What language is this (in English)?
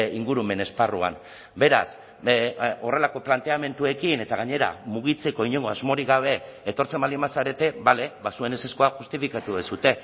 Basque